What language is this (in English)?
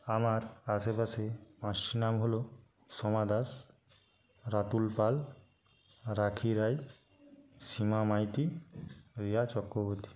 Bangla